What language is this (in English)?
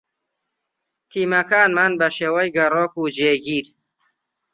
Central Kurdish